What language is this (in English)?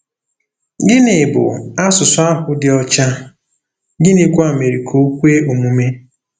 Igbo